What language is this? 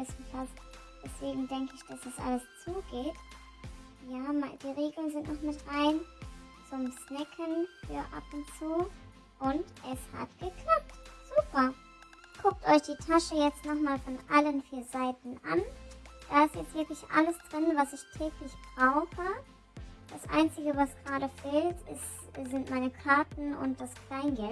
German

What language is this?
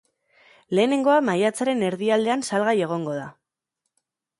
Basque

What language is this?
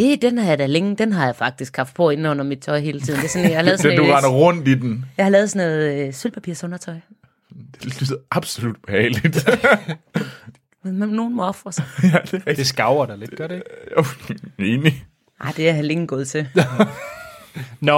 Danish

